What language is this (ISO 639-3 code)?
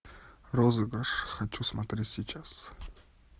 rus